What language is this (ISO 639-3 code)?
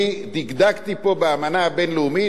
heb